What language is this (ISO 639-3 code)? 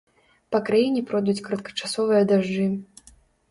bel